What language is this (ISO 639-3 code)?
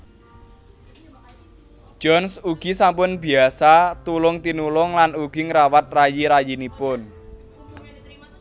jav